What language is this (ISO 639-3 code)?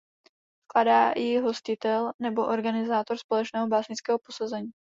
ces